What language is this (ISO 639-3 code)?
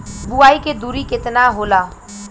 bho